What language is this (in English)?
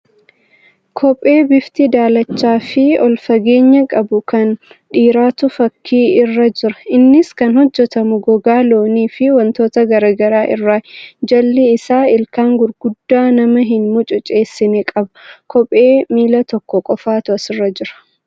Oromo